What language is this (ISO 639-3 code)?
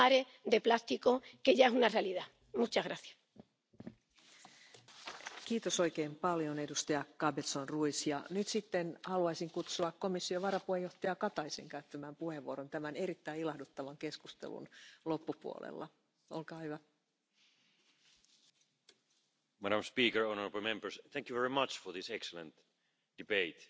eng